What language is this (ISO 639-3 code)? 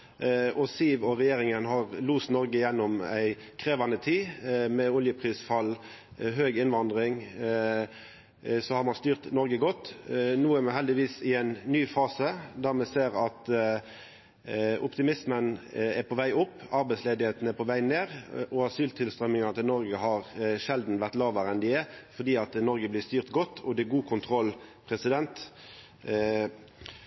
nno